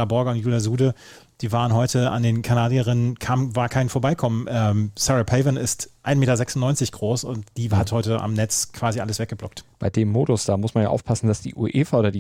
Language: German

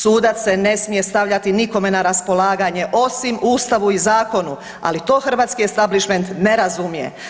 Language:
Croatian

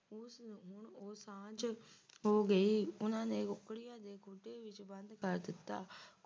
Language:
Punjabi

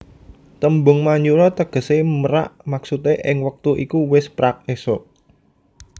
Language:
Javanese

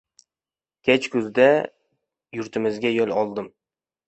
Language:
Uzbek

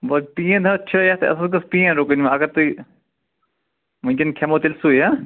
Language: Kashmiri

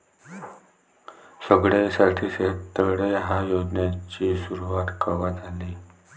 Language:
Marathi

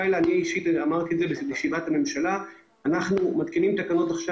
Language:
Hebrew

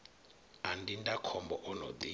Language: Venda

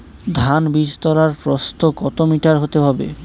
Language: Bangla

